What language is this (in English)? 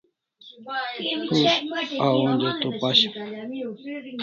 Kalasha